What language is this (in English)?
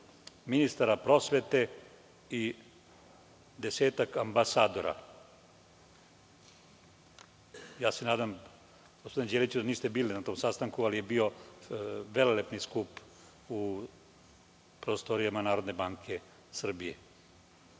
Serbian